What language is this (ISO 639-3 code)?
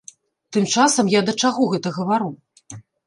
bel